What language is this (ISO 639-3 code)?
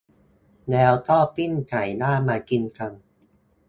tha